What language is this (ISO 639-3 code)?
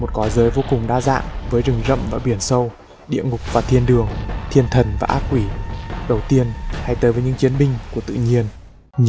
vie